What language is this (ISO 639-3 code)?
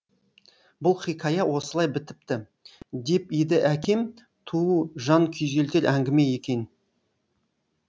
kaz